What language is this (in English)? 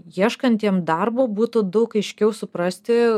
Lithuanian